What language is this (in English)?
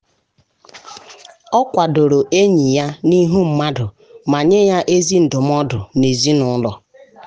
Igbo